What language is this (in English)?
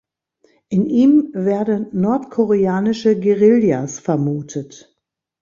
German